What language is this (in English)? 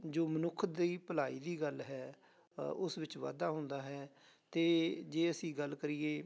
Punjabi